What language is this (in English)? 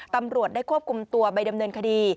Thai